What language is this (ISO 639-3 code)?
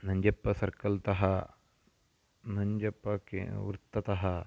san